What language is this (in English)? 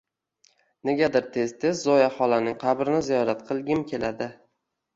Uzbek